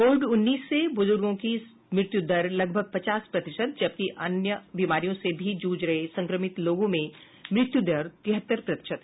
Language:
Hindi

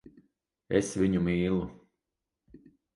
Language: Latvian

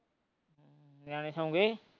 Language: Punjabi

